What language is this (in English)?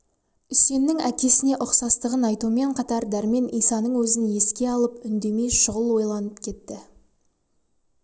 Kazakh